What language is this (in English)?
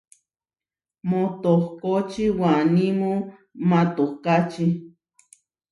Huarijio